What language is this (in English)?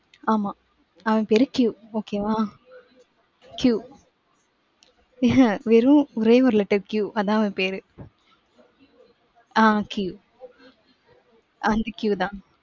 Tamil